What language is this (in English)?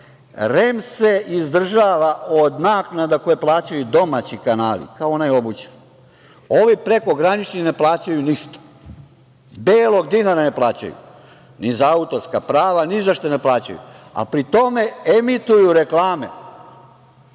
Serbian